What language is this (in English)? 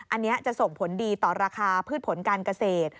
Thai